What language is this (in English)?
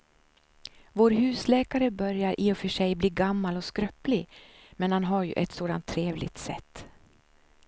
Swedish